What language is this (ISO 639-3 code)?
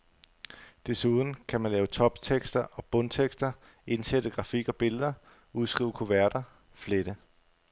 dan